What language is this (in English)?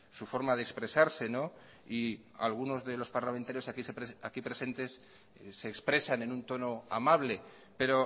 Spanish